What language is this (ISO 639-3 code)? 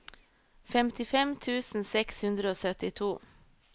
nor